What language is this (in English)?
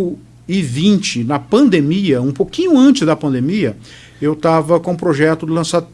Portuguese